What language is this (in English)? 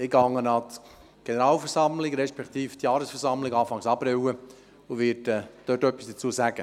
Swiss German